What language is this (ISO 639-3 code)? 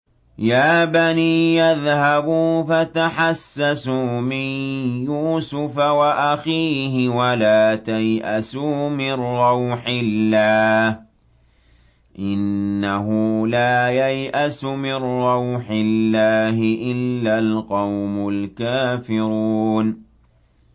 ara